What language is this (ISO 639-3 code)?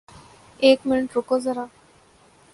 urd